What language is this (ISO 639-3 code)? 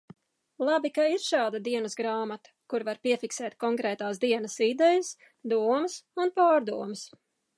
lav